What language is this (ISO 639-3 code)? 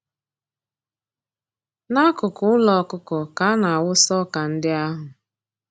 ibo